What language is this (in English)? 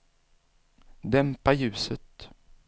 Swedish